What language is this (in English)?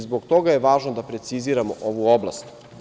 Serbian